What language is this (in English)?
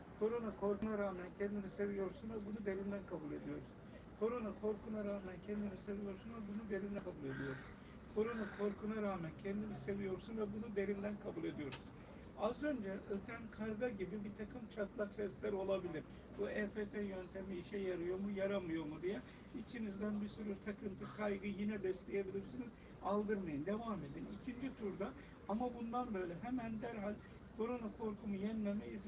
Turkish